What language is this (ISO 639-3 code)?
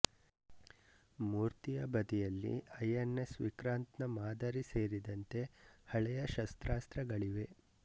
kan